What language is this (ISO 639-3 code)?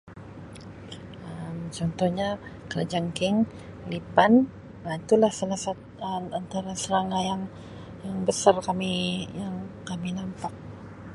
msi